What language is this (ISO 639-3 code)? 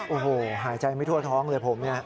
tha